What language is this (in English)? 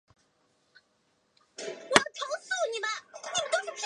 Chinese